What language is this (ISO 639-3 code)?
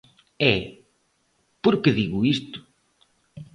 glg